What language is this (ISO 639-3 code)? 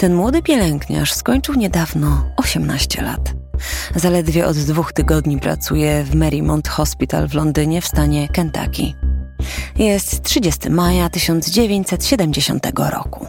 pol